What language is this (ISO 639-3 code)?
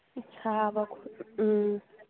mni